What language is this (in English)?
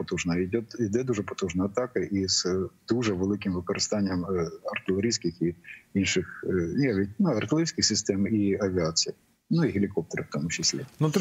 Ukrainian